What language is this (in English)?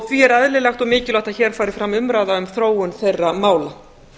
Icelandic